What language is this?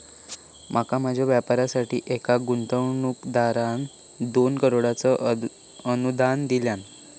Marathi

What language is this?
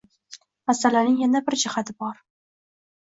Uzbek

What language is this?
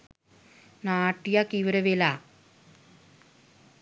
Sinhala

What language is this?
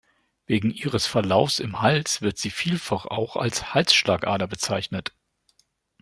German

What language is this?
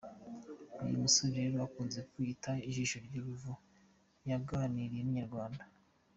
Kinyarwanda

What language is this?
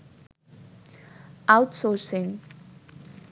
Bangla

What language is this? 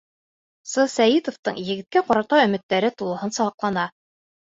Bashkir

